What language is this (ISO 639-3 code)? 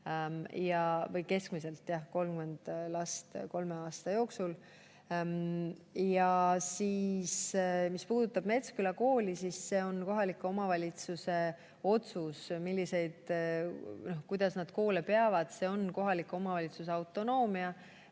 est